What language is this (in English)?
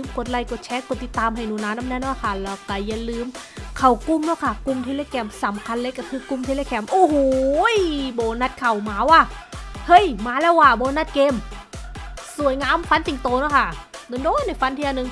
Thai